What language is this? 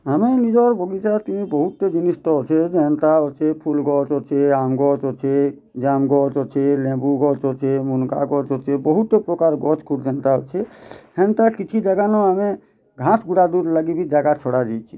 Odia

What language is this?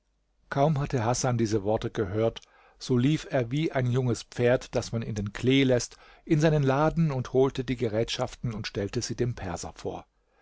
German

